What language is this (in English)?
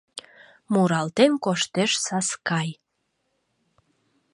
Mari